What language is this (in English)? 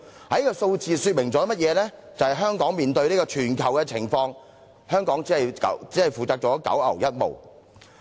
Cantonese